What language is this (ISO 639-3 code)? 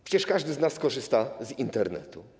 pol